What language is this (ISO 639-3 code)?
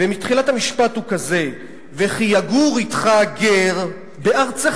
heb